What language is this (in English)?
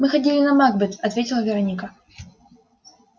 Russian